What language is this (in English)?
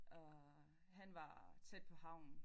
Danish